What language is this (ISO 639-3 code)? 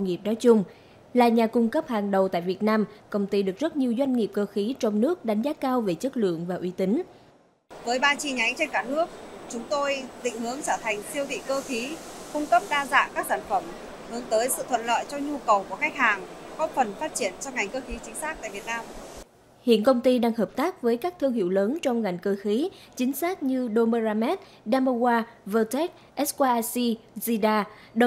vie